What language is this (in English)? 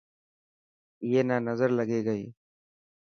Dhatki